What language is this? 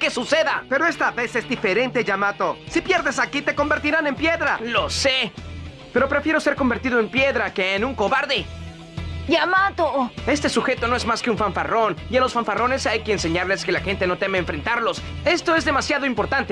Spanish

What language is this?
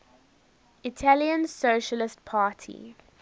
English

